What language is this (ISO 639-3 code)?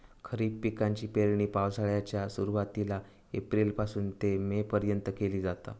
mar